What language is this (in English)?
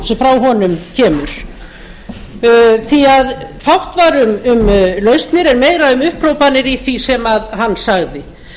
Icelandic